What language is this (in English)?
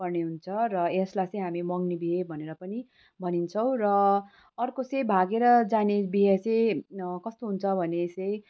Nepali